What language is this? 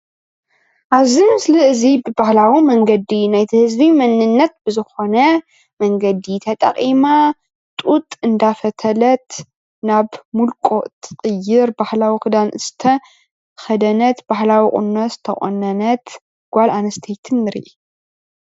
Tigrinya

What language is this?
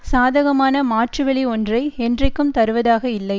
Tamil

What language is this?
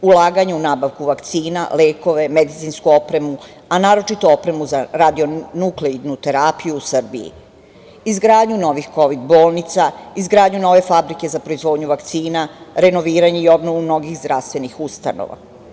Serbian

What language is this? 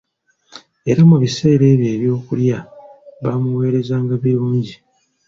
Ganda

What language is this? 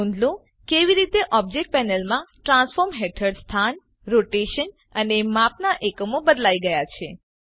Gujarati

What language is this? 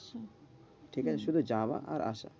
Bangla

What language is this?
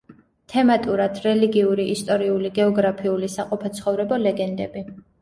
Georgian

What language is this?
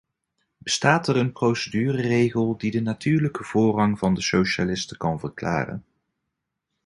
Dutch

